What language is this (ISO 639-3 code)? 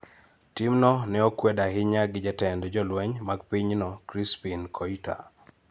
luo